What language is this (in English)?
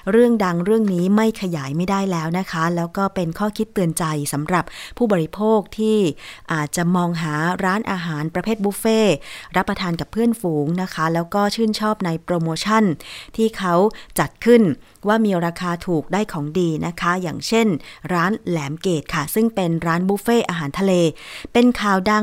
Thai